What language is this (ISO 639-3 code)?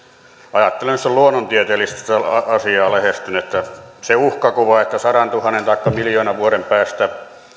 fin